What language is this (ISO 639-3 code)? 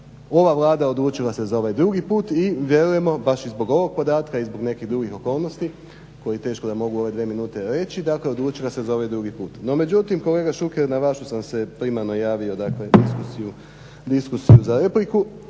hrv